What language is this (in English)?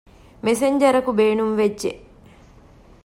Divehi